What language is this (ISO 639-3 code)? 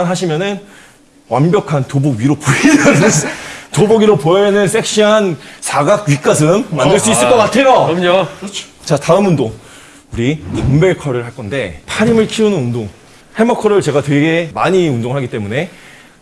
kor